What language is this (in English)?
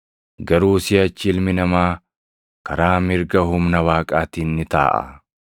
Oromo